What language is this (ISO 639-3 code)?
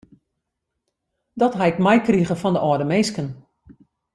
fry